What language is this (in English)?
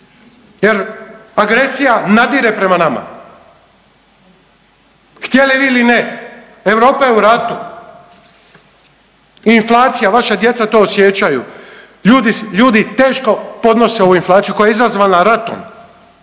Croatian